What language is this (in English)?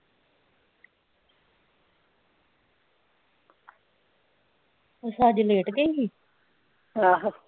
Punjabi